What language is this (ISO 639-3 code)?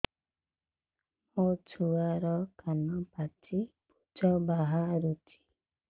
ori